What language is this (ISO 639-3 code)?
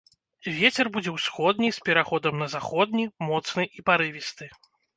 bel